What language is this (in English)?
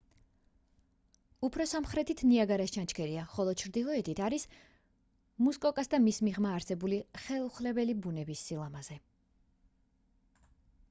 Georgian